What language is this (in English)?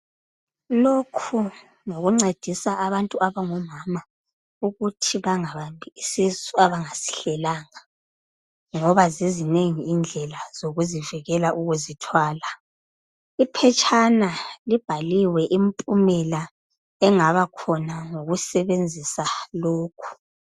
North Ndebele